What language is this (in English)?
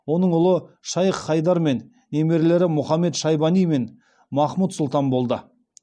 Kazakh